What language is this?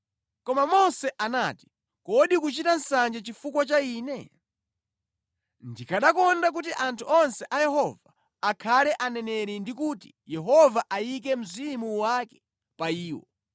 Nyanja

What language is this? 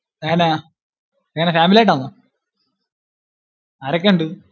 Malayalam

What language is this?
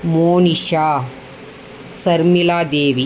Tamil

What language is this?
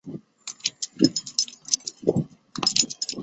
Chinese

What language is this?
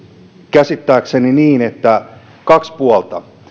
Finnish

